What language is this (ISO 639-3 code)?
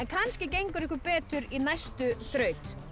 isl